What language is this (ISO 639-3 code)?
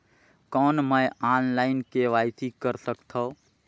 hne